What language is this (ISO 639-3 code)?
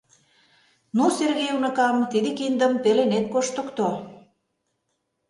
chm